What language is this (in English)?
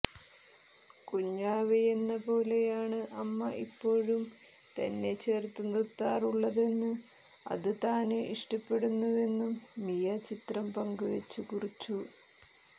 Malayalam